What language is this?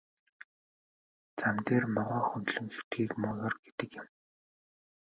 Mongolian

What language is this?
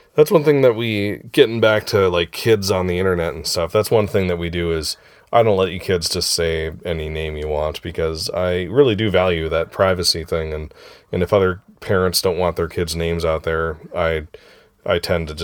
English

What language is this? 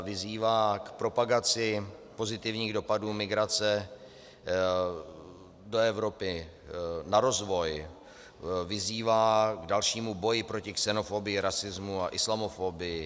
Czech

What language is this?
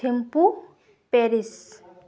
Santali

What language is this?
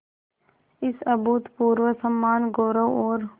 Hindi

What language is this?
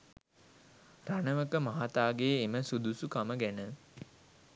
Sinhala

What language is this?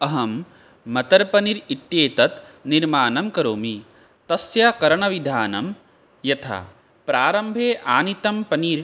Sanskrit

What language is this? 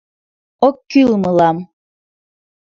Mari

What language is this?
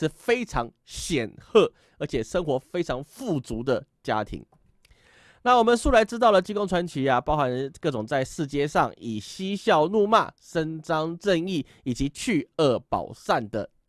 Chinese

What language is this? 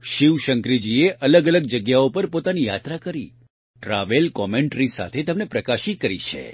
Gujarati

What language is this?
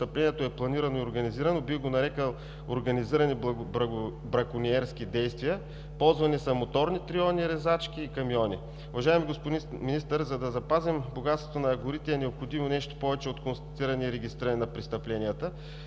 Bulgarian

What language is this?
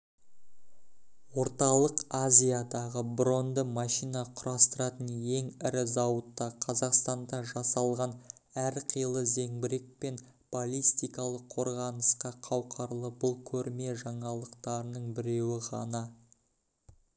Kazakh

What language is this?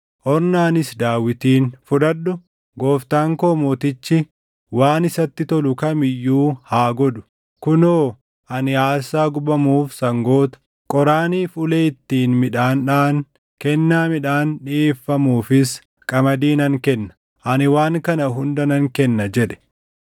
Oromo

